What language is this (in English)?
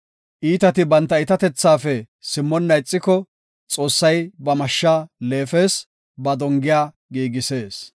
Gofa